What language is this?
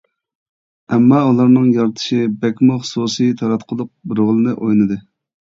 Uyghur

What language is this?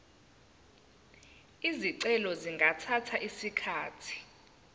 Zulu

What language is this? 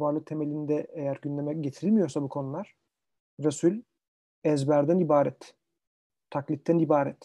Turkish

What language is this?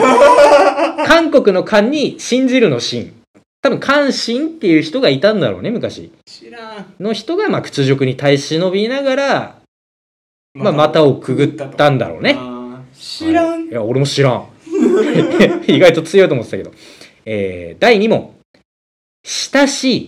Japanese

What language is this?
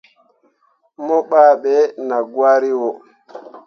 Mundang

